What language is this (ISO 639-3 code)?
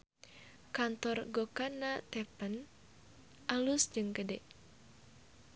sun